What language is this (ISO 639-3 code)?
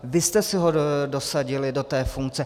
ces